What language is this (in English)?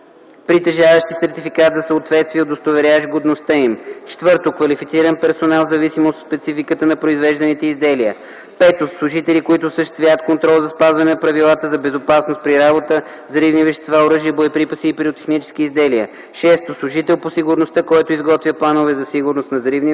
Bulgarian